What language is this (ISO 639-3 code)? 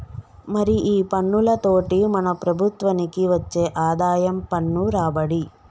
tel